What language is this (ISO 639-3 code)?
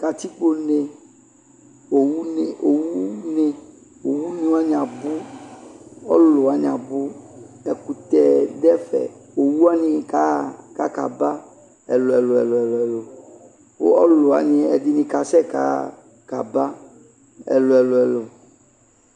kpo